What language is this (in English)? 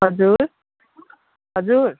Nepali